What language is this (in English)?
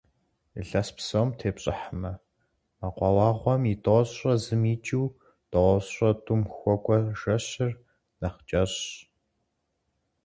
Kabardian